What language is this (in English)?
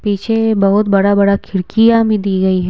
Hindi